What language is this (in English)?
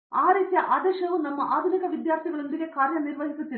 Kannada